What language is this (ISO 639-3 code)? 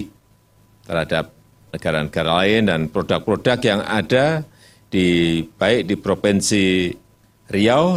ind